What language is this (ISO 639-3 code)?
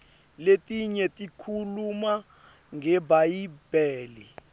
ssw